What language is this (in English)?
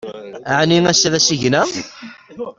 Kabyle